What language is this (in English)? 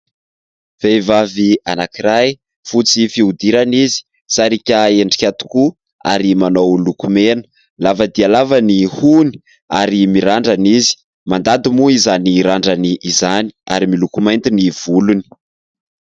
Malagasy